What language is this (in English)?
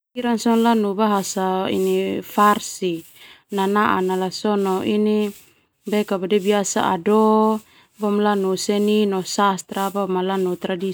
Termanu